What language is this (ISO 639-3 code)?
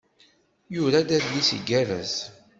kab